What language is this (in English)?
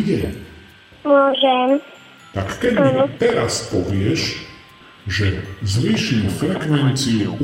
Slovak